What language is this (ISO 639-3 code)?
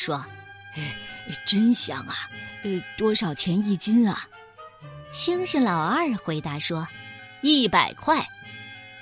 zho